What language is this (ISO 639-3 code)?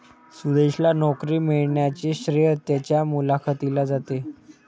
mar